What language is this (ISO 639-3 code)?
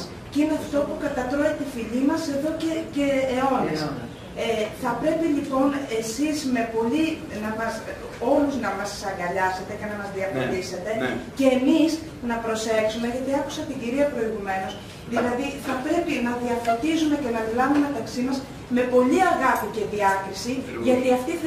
ell